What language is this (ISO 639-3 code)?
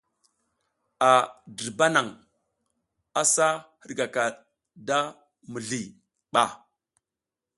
giz